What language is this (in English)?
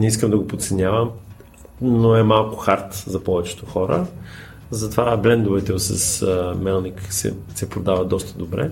Bulgarian